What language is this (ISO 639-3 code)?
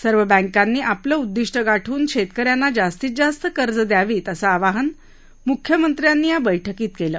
mar